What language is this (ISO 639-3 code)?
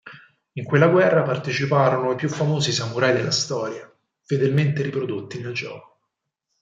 ita